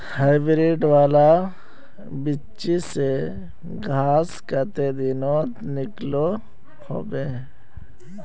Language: Magahi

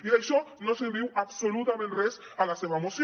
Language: Catalan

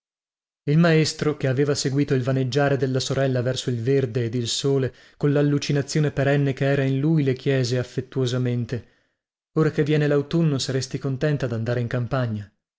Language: Italian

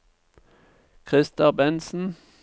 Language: Norwegian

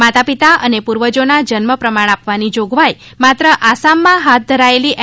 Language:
Gujarati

